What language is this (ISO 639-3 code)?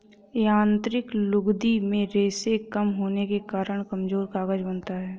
hin